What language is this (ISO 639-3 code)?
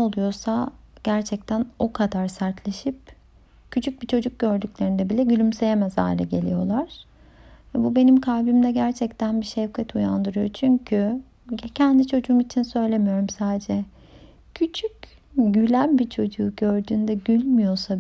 tur